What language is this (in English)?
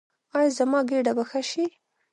Pashto